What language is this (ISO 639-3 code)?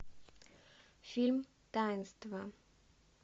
rus